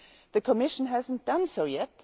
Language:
English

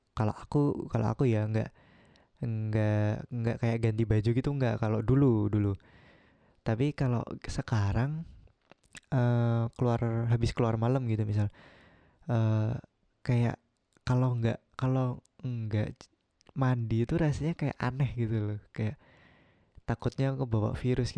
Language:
Indonesian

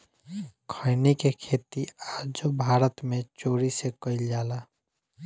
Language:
Bhojpuri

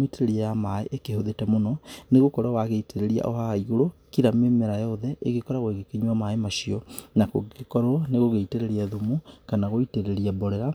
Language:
Kikuyu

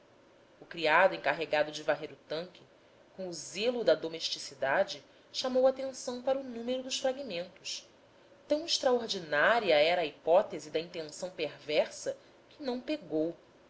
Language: Portuguese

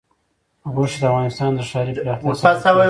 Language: Pashto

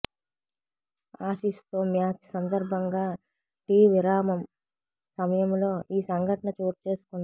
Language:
Telugu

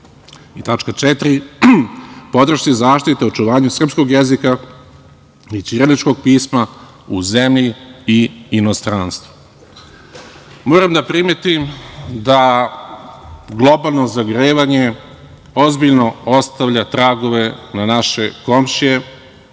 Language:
Serbian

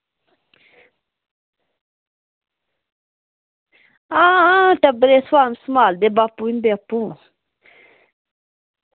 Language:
Dogri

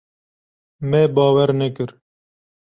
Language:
Kurdish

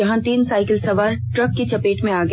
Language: Hindi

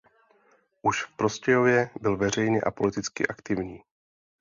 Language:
Czech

